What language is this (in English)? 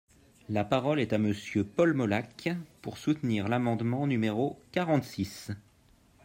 French